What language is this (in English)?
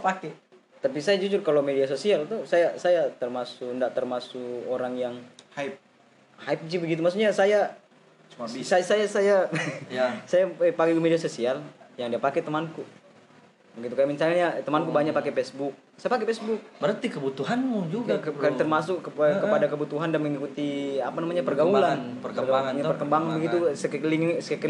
Indonesian